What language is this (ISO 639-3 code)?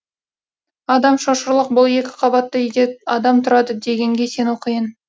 kaz